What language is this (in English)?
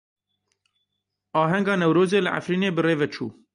Kurdish